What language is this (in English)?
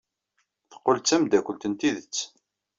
Kabyle